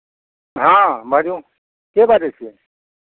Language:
Maithili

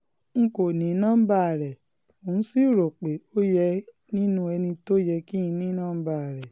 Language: Yoruba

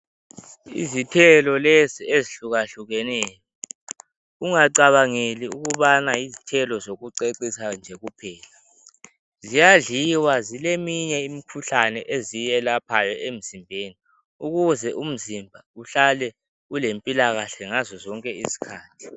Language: North Ndebele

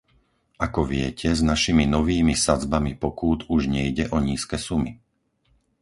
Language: Slovak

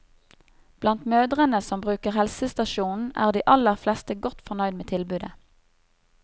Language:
Norwegian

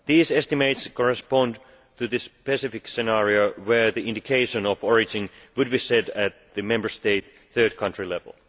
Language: English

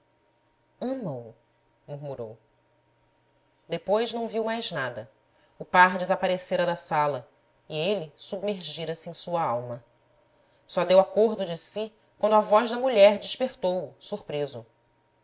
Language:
Portuguese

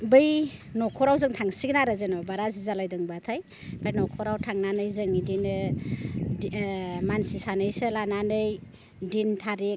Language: Bodo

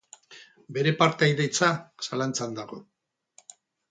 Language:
Basque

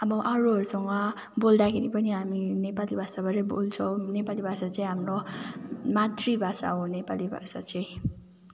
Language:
Nepali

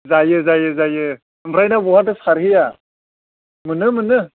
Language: Bodo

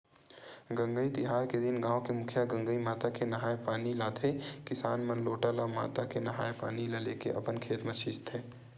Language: Chhattisgarhi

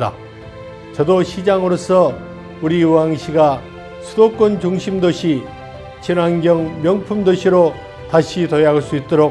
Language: Korean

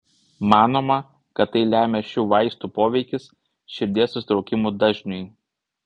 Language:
Lithuanian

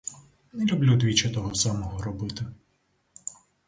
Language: Ukrainian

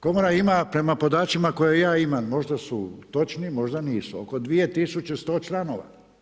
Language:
Croatian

